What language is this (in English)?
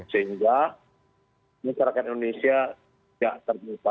Indonesian